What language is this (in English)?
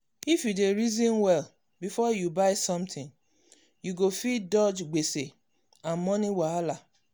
Nigerian Pidgin